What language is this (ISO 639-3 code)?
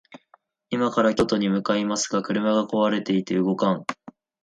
jpn